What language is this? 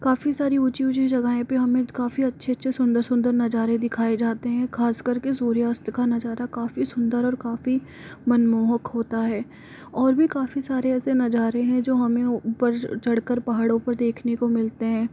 Hindi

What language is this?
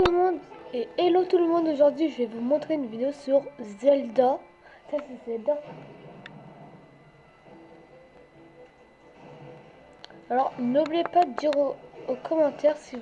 French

